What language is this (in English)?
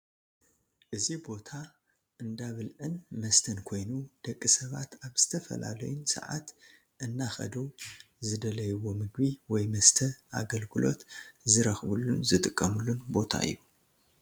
Tigrinya